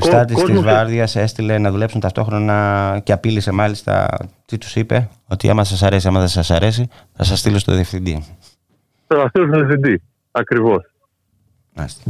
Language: Greek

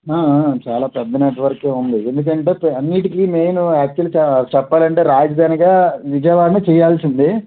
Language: Telugu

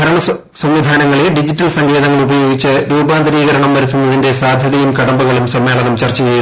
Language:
Malayalam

